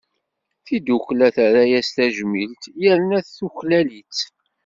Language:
Kabyle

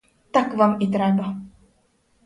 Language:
Ukrainian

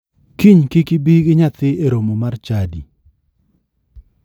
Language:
Luo (Kenya and Tanzania)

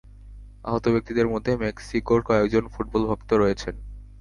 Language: Bangla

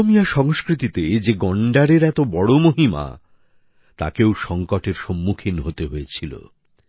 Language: Bangla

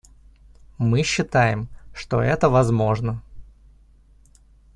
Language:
Russian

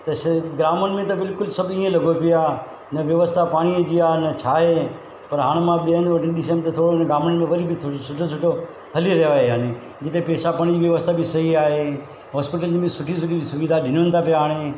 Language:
Sindhi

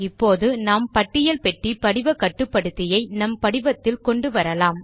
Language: Tamil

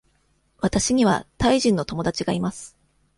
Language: Japanese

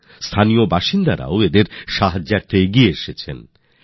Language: Bangla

